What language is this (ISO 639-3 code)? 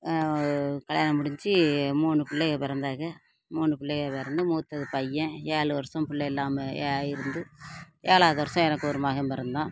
tam